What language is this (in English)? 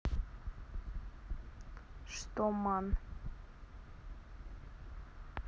Russian